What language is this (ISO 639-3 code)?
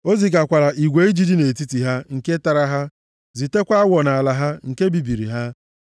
ibo